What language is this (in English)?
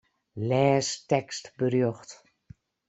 Western Frisian